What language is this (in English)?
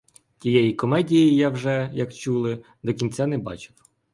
Ukrainian